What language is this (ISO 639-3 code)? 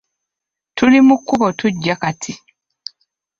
lug